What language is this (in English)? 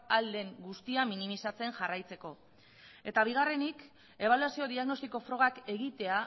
Basque